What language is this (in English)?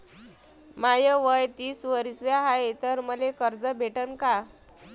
Marathi